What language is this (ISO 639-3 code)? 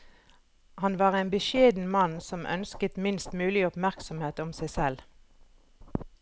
nor